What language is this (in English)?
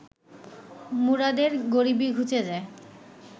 Bangla